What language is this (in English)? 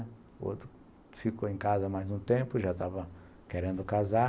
Portuguese